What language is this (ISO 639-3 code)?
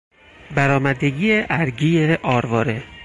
fas